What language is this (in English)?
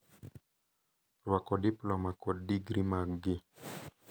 Luo (Kenya and Tanzania)